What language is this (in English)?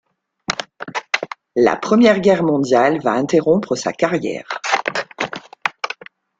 French